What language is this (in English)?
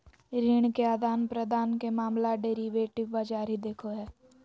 Magahi